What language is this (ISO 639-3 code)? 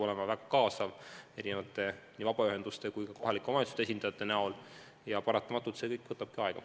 est